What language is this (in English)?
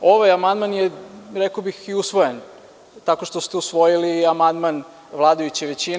Serbian